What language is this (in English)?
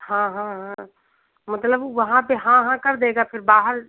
Hindi